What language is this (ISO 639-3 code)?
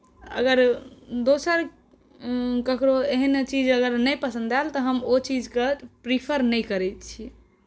mai